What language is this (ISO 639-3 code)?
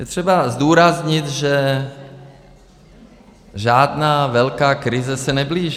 ces